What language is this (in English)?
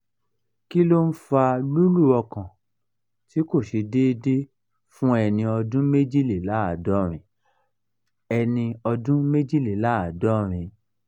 Yoruba